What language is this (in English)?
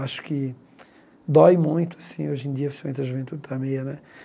Portuguese